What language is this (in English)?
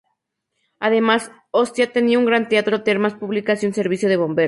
Spanish